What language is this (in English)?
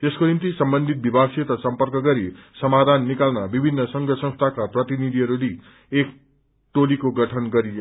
Nepali